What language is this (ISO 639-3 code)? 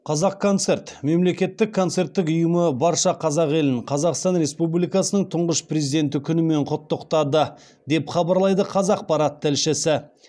kaz